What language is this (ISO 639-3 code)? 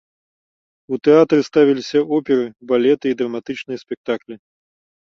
bel